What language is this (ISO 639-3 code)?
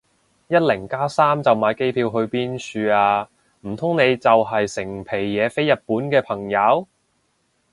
yue